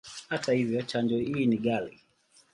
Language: Swahili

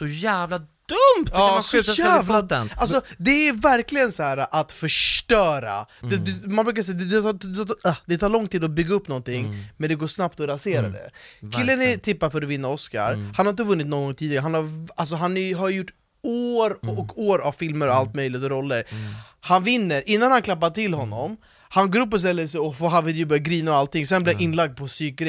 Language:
Swedish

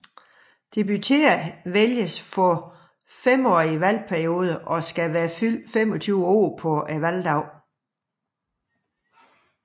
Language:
Danish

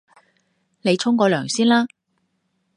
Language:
Cantonese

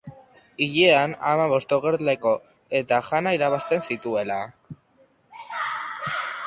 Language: Basque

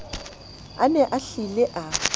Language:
Southern Sotho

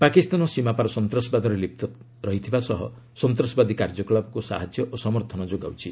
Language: Odia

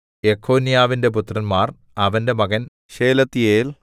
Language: Malayalam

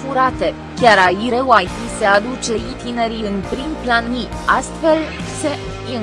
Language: Romanian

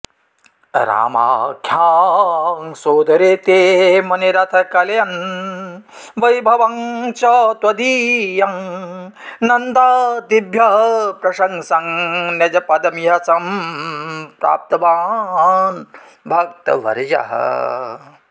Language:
Sanskrit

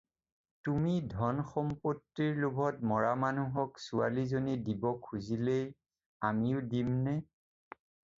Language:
Assamese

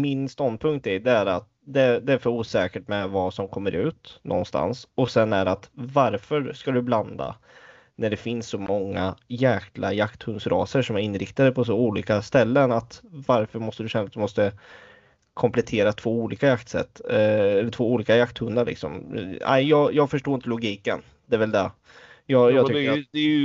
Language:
Swedish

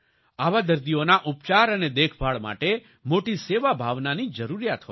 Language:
Gujarati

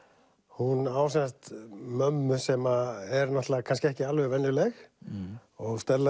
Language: Icelandic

